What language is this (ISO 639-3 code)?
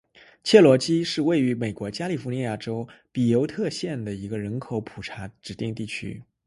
zho